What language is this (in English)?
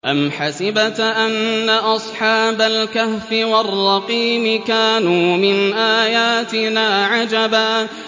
Arabic